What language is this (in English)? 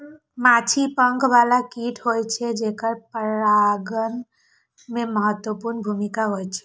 Maithili